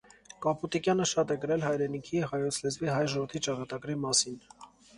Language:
Armenian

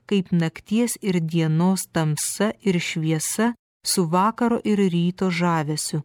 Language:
Lithuanian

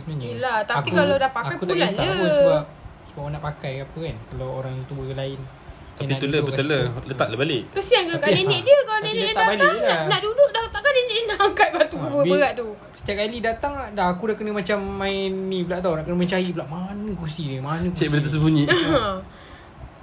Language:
Malay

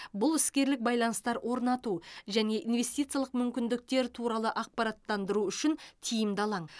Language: Kazakh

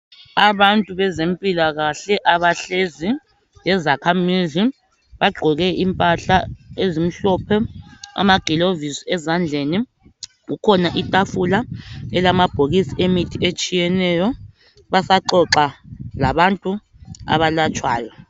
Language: North Ndebele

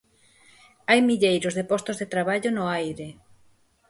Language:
Galician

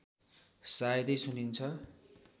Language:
Nepali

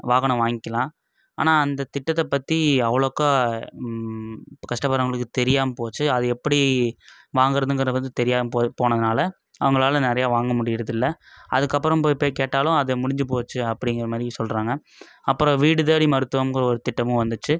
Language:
Tamil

